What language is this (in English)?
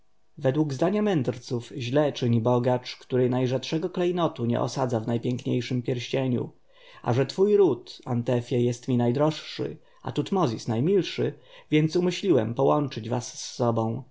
Polish